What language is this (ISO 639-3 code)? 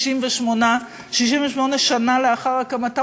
heb